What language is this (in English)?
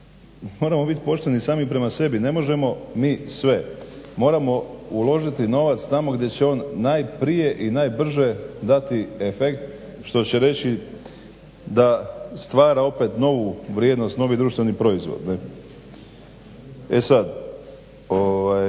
Croatian